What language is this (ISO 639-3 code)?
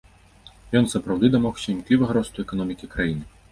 bel